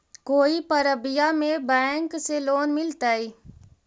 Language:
Magahi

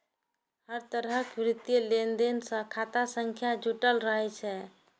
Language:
Maithili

